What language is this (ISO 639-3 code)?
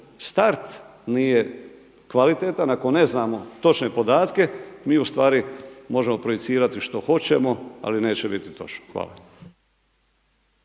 hrv